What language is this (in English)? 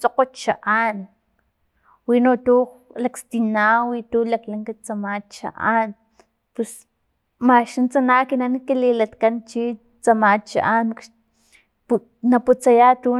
Filomena Mata-Coahuitlán Totonac